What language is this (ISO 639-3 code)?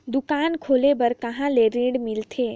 hne